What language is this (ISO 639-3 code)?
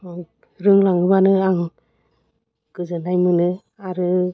brx